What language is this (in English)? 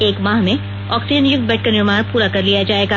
Hindi